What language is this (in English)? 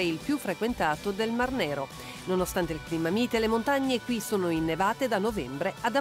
Italian